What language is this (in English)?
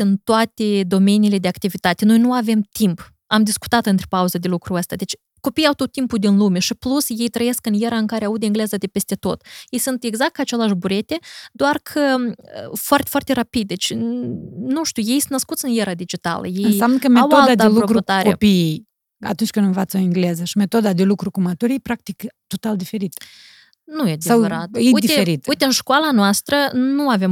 Romanian